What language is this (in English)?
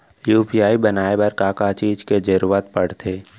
Chhattisgarhi